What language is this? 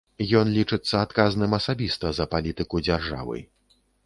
Belarusian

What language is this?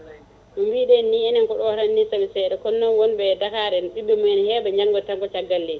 Fula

